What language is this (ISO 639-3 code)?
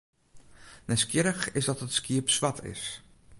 fry